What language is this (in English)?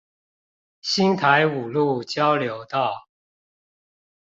Chinese